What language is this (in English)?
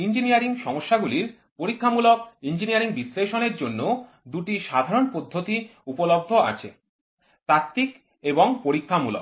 Bangla